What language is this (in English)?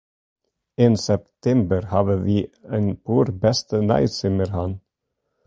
Western Frisian